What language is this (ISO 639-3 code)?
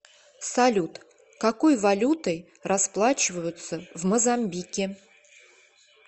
rus